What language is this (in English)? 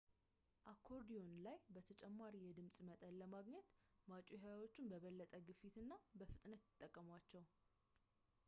Amharic